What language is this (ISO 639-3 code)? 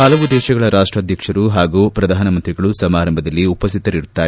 kan